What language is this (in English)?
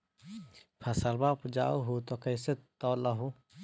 Magahi